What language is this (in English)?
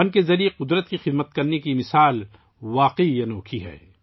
Urdu